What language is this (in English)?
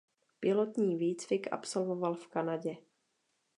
Czech